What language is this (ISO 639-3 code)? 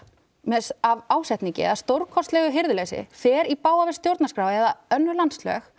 isl